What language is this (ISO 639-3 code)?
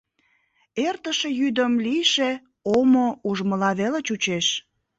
chm